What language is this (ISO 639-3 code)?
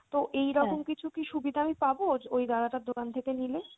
ben